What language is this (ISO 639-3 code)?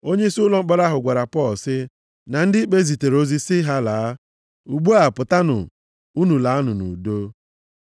ibo